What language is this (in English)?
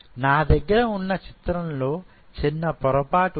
Telugu